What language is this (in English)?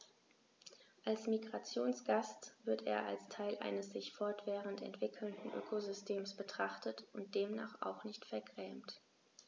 German